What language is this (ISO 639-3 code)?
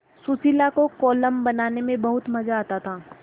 hin